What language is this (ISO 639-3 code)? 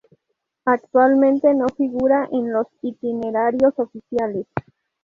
spa